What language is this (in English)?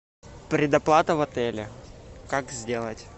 Russian